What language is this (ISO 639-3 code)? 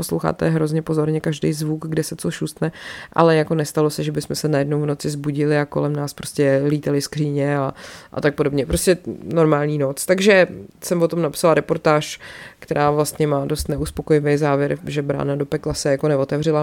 ces